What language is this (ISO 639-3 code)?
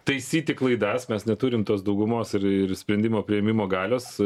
lit